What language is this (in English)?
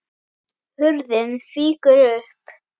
Icelandic